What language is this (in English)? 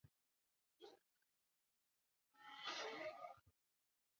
Chinese